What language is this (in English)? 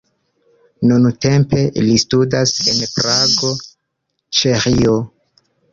Esperanto